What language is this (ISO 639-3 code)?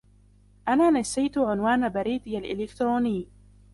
ara